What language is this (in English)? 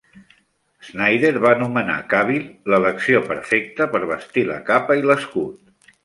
Catalan